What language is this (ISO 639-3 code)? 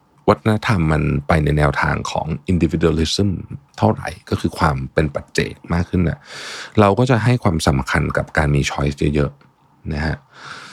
tha